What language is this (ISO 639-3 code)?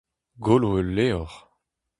bre